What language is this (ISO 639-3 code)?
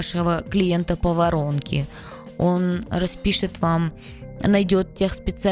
rus